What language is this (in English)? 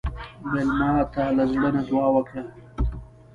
Pashto